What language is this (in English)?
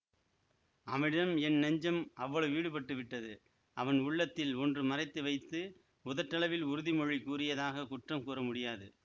Tamil